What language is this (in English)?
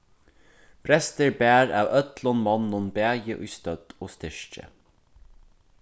Faroese